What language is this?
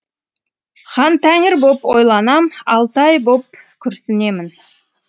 Kazakh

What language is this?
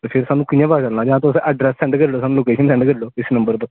Dogri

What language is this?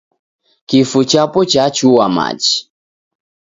Taita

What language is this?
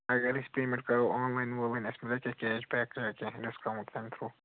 Kashmiri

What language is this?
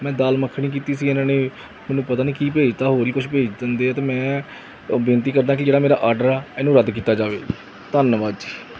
Punjabi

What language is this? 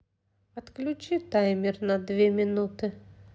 Russian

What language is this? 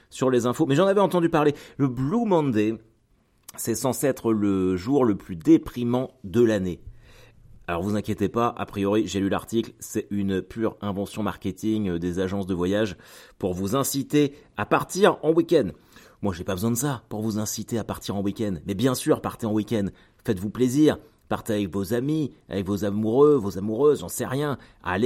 French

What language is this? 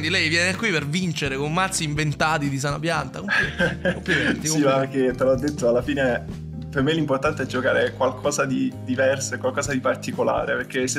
Italian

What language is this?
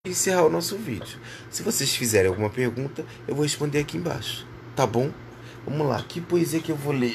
Portuguese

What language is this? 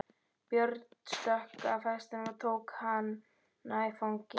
Icelandic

